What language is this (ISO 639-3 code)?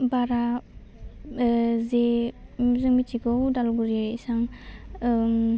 brx